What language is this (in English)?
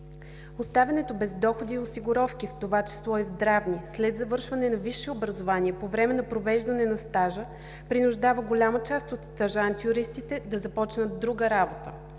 Bulgarian